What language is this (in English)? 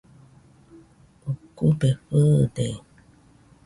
Nüpode Huitoto